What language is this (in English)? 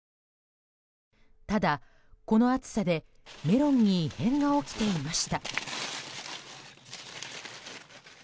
Japanese